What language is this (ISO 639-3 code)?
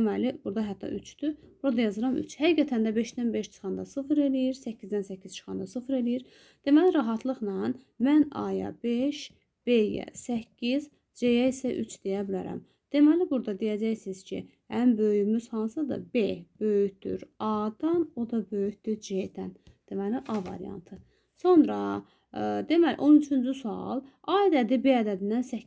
tur